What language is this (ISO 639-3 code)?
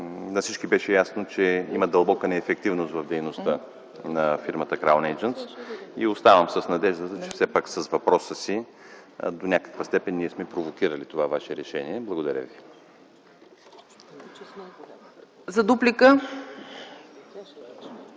bul